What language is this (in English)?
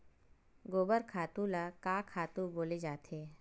Chhattisgarhi